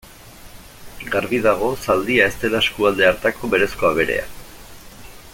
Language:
Basque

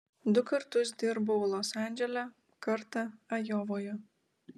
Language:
Lithuanian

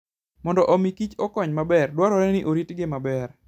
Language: Luo (Kenya and Tanzania)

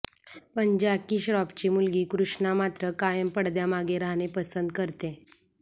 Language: Marathi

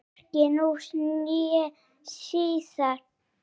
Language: Icelandic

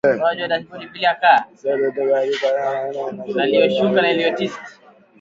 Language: Swahili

